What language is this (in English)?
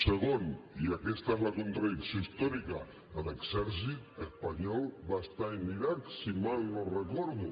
Catalan